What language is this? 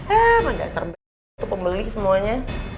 Indonesian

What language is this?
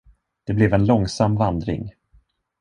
Swedish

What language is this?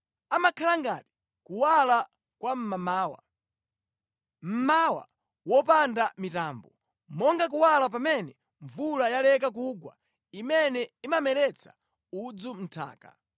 Nyanja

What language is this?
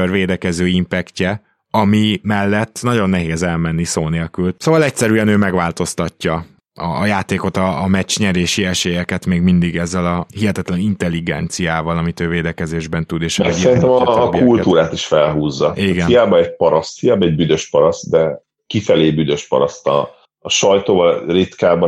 Hungarian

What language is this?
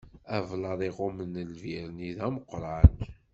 Kabyle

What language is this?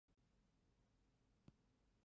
Chinese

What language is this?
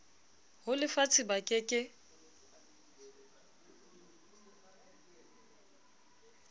Southern Sotho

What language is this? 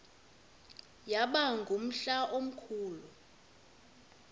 Xhosa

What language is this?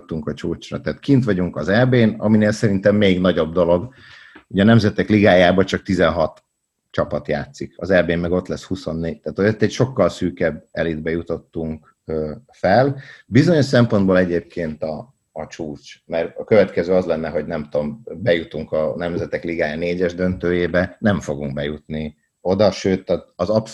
Hungarian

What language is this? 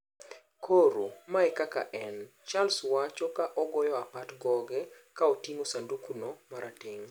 Luo (Kenya and Tanzania)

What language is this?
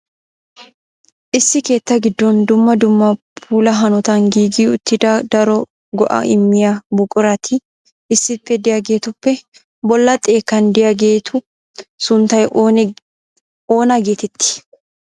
Wolaytta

